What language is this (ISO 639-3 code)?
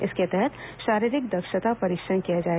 hin